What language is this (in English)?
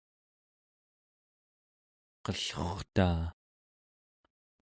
Central Yupik